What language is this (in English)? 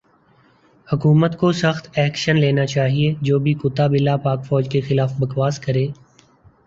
Urdu